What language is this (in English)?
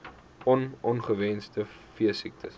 Afrikaans